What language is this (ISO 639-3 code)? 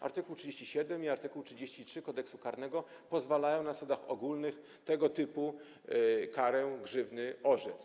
pol